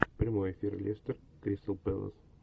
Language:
Russian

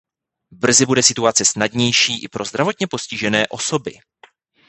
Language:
Czech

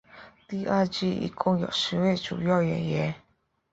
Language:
Chinese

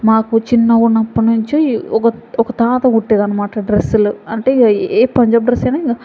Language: Telugu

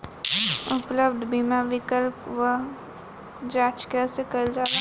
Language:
Bhojpuri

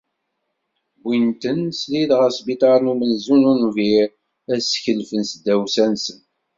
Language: Kabyle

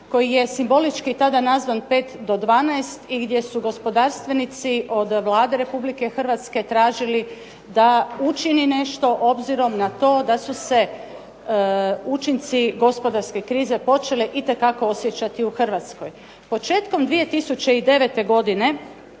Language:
Croatian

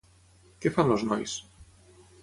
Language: Catalan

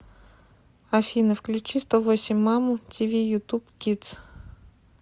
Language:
Russian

